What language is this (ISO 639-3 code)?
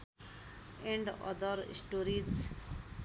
nep